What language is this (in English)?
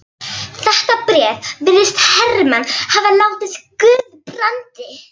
Icelandic